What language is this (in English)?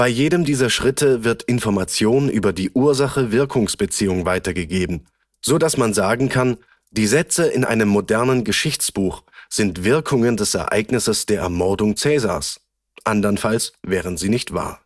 German